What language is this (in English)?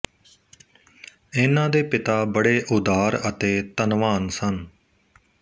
Punjabi